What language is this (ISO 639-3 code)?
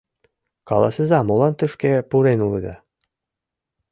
chm